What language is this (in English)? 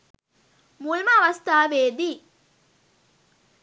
Sinhala